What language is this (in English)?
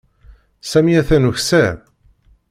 Kabyle